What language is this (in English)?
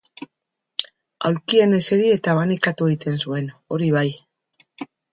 Basque